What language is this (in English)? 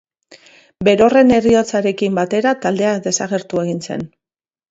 Basque